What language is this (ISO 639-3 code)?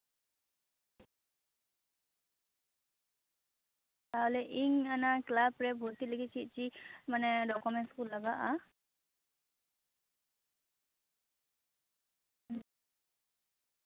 sat